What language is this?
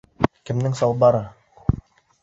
Bashkir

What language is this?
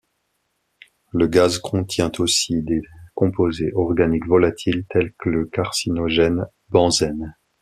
French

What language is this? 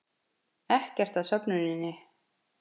Icelandic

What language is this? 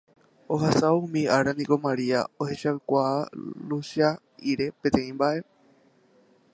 Guarani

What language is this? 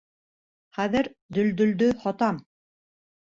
Bashkir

